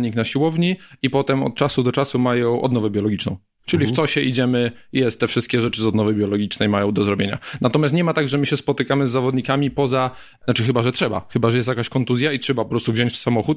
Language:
Polish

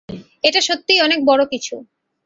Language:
Bangla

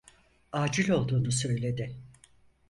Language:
Turkish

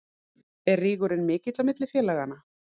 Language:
Icelandic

